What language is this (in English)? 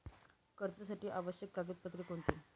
Marathi